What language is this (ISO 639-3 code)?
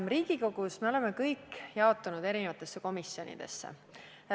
est